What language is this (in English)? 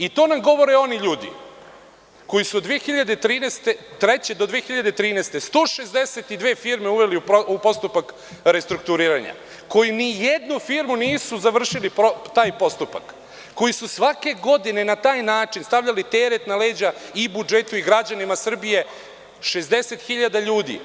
Serbian